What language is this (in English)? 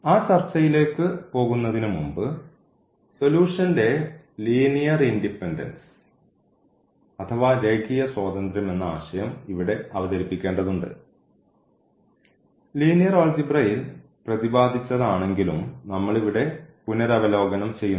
Malayalam